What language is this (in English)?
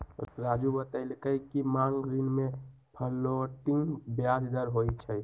Magahi